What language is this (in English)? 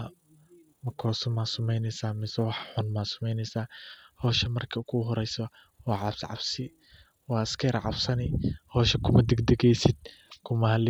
Somali